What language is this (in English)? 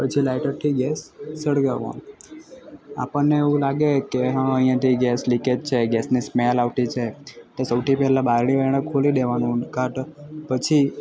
Gujarati